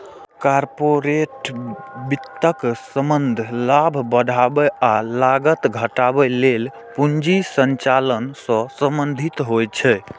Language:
Maithili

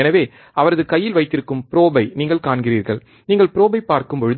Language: Tamil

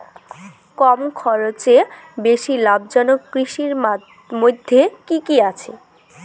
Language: Bangla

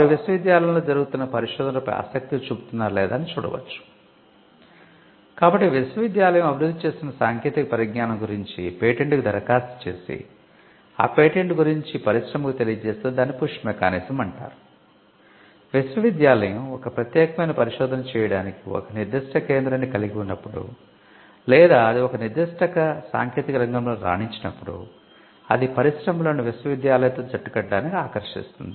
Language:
Telugu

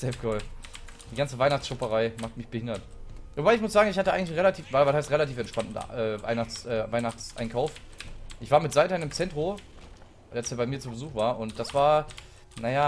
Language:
German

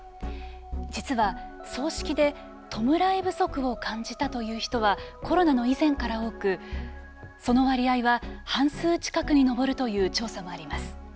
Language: Japanese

